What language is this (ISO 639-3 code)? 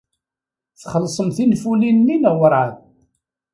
kab